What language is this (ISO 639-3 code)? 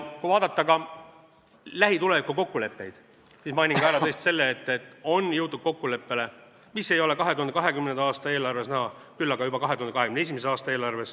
est